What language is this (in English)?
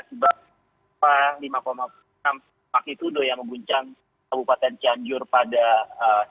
Indonesian